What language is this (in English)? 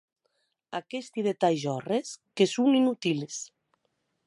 Occitan